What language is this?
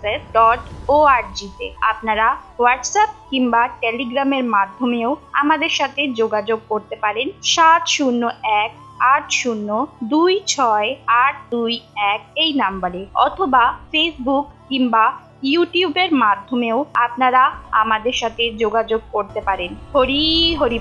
Bangla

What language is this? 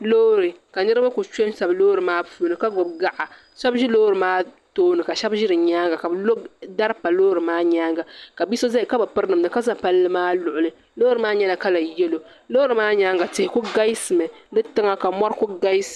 Dagbani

